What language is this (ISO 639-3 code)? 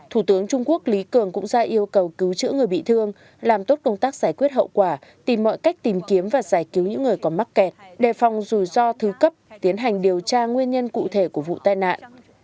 vie